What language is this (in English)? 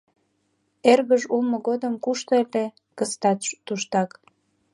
Mari